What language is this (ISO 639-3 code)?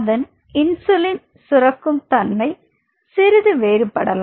tam